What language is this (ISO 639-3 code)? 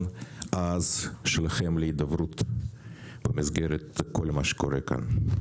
heb